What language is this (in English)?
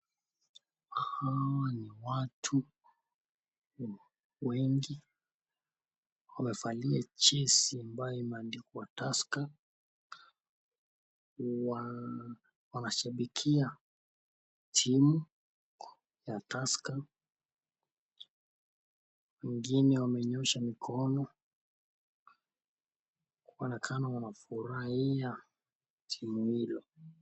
Swahili